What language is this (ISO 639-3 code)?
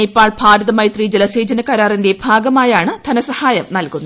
mal